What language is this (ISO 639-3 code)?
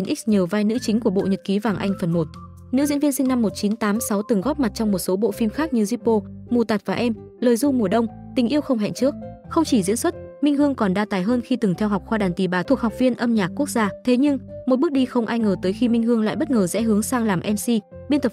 vie